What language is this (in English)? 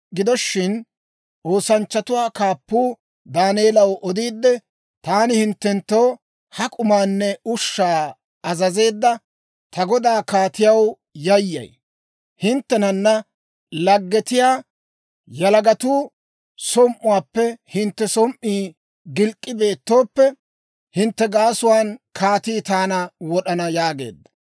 Dawro